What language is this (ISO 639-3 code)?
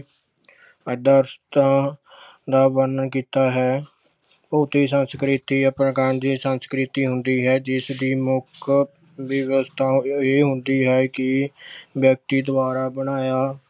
pan